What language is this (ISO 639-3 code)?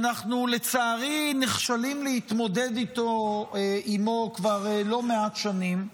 heb